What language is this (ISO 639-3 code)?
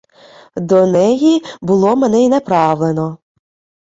ukr